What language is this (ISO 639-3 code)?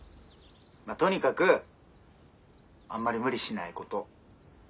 jpn